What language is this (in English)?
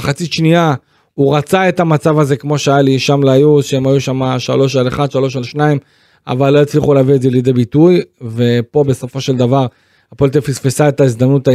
Hebrew